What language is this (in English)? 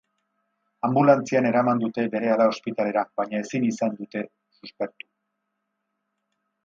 Basque